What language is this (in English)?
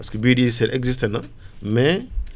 Wolof